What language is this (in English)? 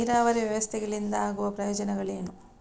Kannada